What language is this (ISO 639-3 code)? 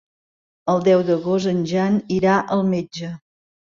cat